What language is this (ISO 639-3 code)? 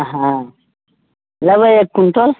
mai